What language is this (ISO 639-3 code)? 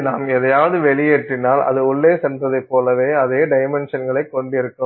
tam